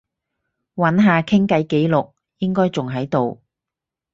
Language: Cantonese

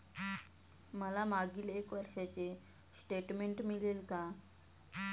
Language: Marathi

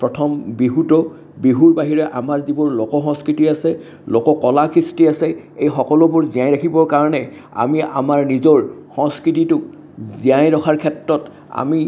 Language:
Assamese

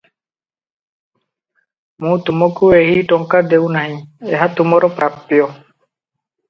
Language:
Odia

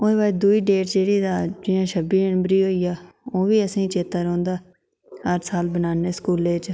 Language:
Dogri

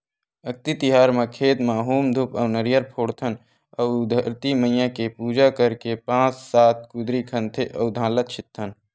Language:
Chhattisgarhi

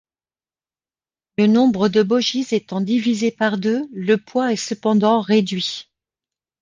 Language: French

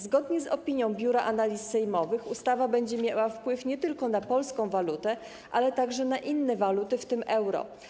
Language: Polish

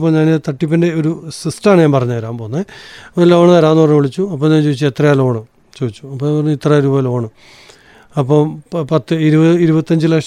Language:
Malayalam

